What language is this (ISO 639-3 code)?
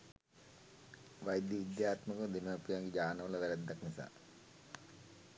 sin